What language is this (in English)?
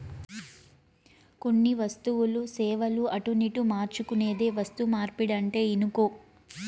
Telugu